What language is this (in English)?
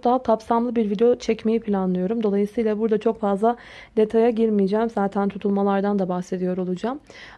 Turkish